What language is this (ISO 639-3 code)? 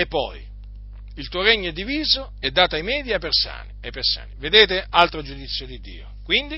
ita